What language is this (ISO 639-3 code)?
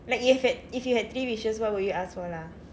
eng